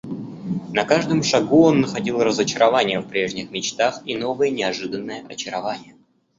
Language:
Russian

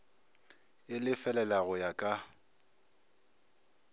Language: Northern Sotho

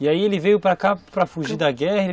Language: Portuguese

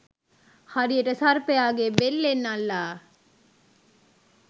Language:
Sinhala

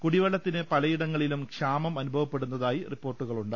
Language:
Malayalam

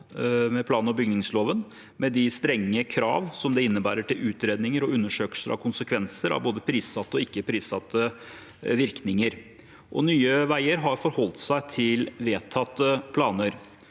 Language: Norwegian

